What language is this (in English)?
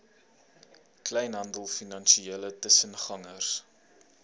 Afrikaans